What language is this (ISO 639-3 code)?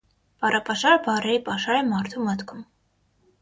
hye